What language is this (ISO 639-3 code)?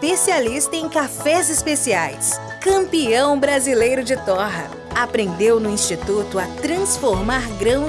por